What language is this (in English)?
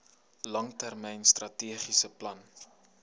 Afrikaans